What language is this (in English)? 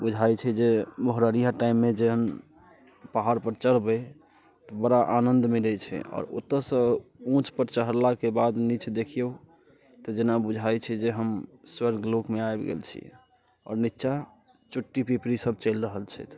Maithili